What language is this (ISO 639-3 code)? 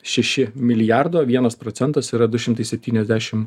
lit